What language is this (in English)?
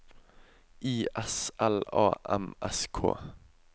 Norwegian